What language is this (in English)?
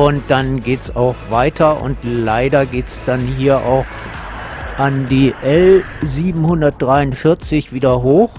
German